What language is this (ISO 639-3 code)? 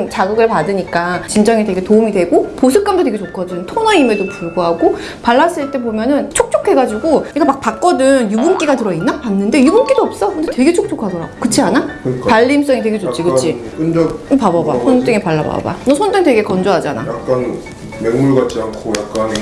kor